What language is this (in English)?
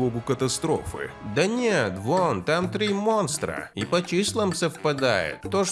Russian